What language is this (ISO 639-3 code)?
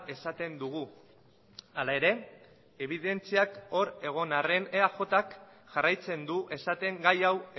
eus